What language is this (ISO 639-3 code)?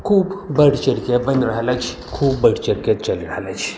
mai